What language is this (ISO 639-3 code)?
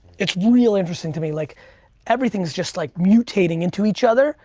eng